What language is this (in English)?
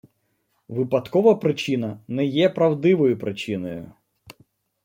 Ukrainian